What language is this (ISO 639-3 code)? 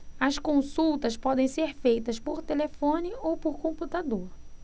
por